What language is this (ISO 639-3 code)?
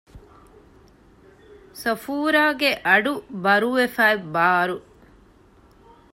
div